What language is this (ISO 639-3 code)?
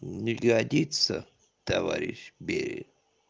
rus